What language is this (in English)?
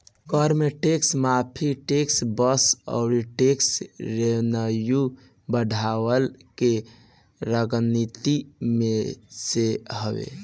Bhojpuri